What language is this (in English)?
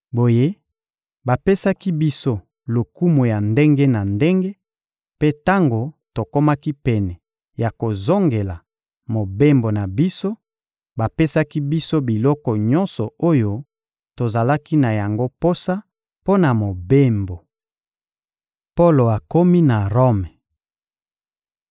Lingala